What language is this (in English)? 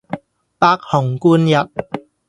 Cantonese